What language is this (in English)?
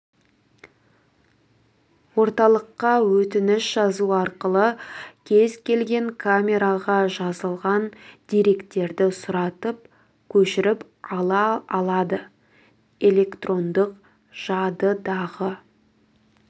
Kazakh